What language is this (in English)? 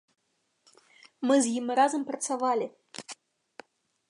Belarusian